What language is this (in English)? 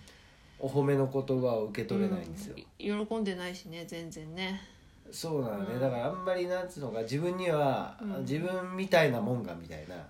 Japanese